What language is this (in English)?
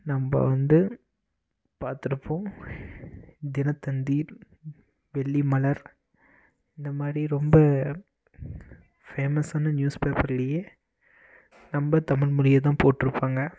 Tamil